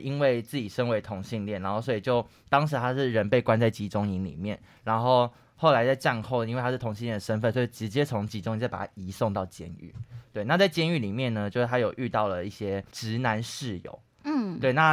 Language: Chinese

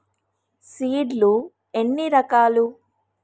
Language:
Telugu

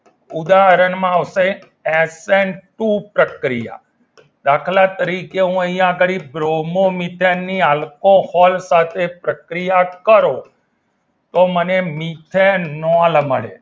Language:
Gujarati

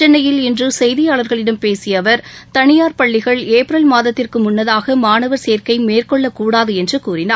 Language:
Tamil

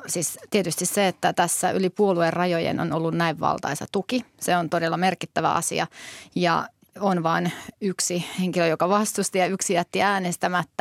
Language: Finnish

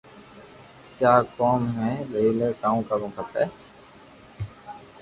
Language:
Loarki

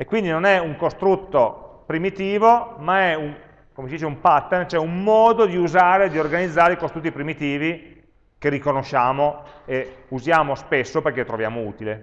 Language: Italian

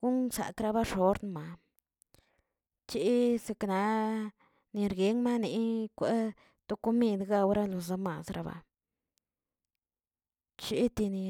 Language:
Tilquiapan Zapotec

